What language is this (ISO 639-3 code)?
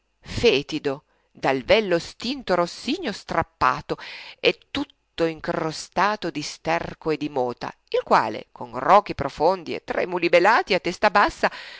ita